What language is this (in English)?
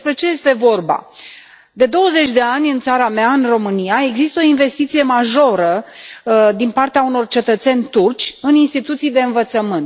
Romanian